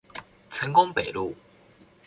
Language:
Chinese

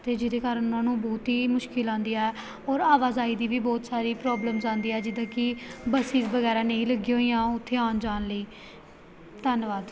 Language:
Punjabi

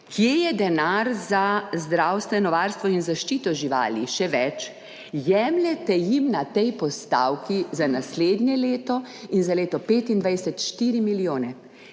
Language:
Slovenian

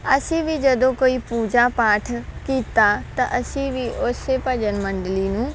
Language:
Punjabi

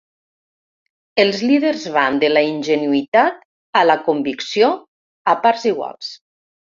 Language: Catalan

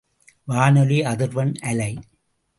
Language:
Tamil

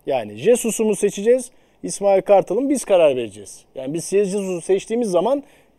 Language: Turkish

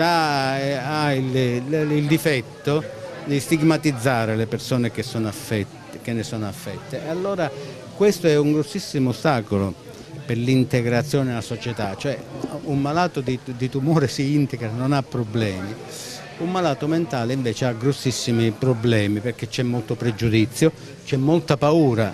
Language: Italian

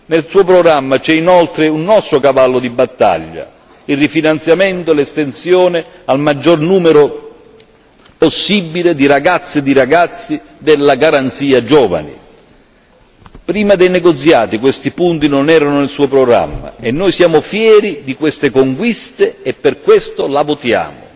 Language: Italian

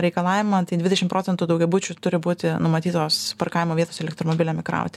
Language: Lithuanian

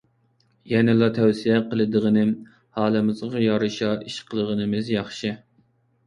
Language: Uyghur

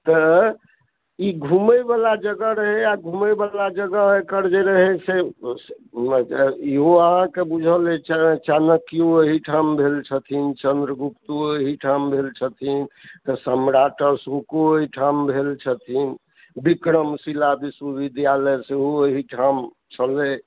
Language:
Maithili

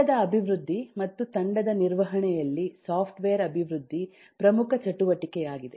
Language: Kannada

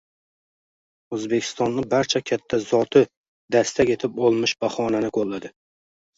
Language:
Uzbek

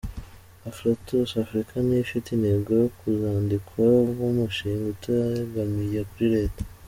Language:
Kinyarwanda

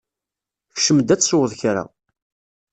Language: Kabyle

